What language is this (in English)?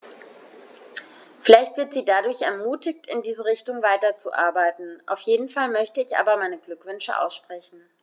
German